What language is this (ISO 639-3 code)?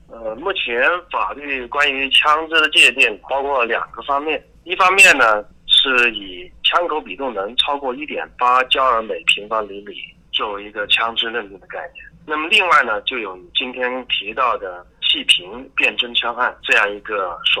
zho